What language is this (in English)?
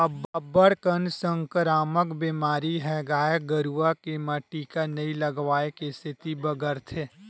Chhattisgarhi